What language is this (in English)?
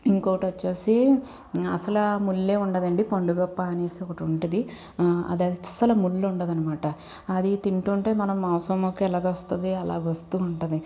Telugu